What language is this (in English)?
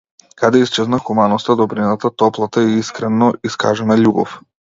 Macedonian